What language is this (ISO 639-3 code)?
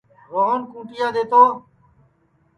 ssi